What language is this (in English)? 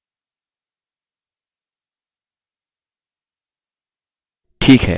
Hindi